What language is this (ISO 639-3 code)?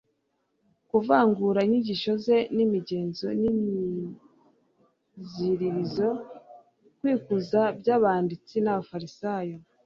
kin